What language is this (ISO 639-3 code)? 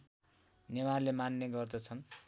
nep